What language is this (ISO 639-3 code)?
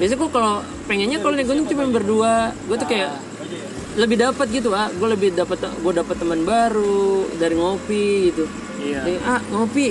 ind